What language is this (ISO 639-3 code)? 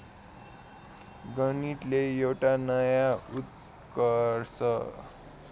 nep